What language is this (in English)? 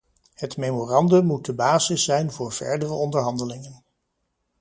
Dutch